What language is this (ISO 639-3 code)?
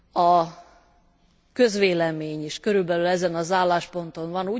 hun